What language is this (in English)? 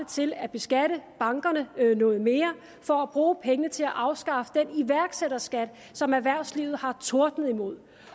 Danish